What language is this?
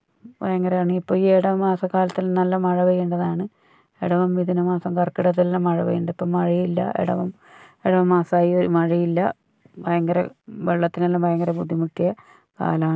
Malayalam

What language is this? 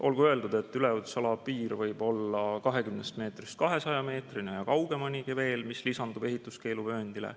Estonian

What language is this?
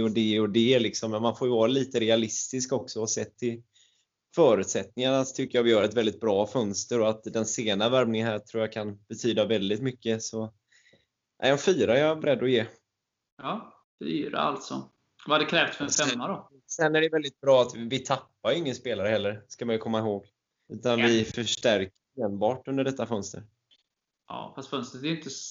Swedish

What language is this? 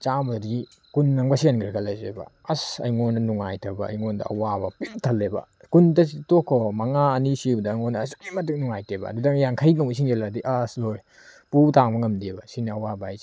Manipuri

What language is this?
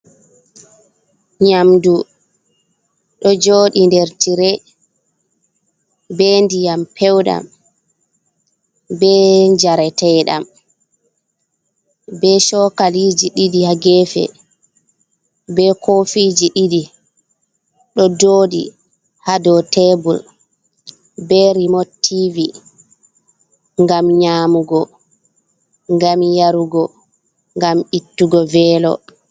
Fula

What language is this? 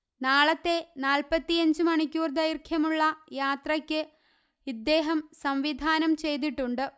Malayalam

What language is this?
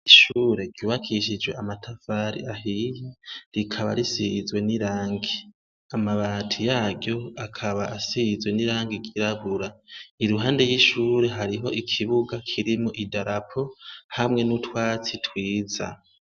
Rundi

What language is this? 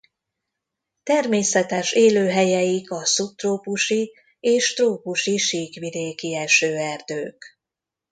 Hungarian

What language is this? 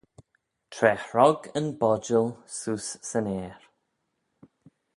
Manx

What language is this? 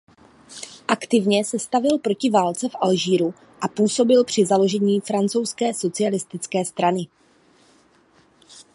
Czech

